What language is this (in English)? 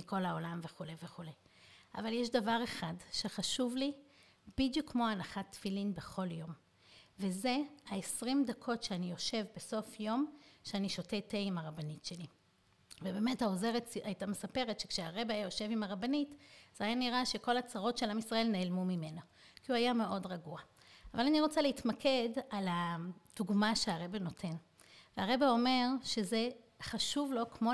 Hebrew